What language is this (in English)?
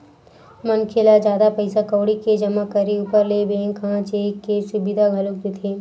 Chhattisgarhi